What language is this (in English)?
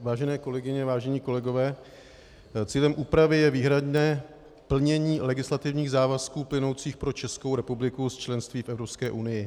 Czech